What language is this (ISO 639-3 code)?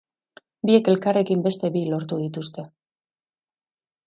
eus